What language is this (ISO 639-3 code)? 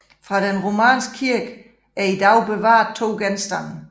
dan